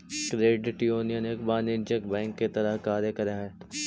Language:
Magahi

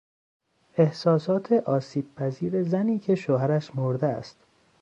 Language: Persian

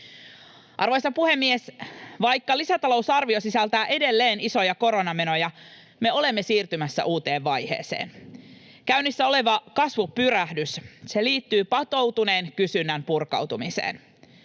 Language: Finnish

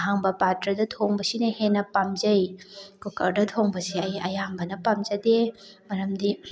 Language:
Manipuri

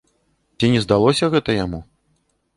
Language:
Belarusian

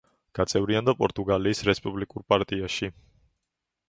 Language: Georgian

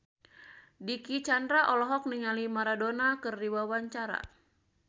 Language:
Sundanese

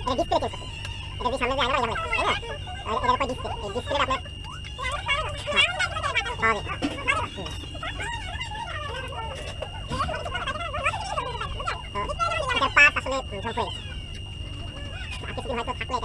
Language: Indonesian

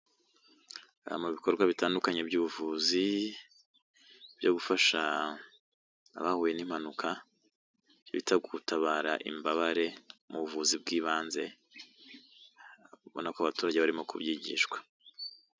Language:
Kinyarwanda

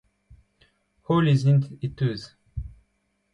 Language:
Breton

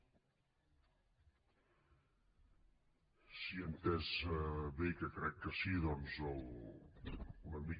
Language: Catalan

